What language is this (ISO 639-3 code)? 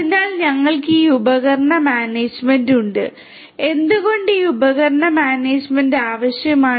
mal